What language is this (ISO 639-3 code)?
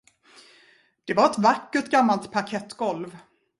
swe